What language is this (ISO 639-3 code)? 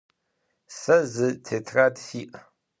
ady